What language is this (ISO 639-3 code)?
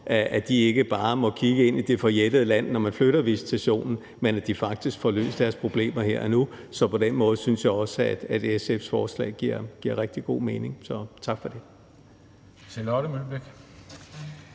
dan